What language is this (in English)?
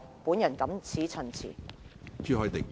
Cantonese